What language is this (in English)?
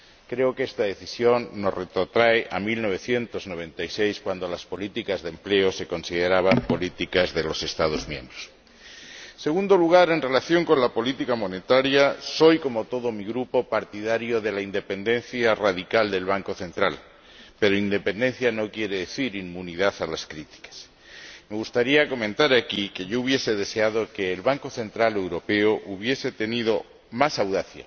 Spanish